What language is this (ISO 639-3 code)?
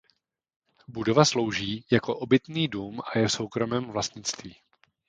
ces